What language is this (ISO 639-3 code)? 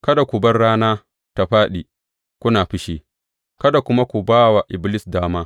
hau